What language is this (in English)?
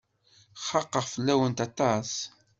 Kabyle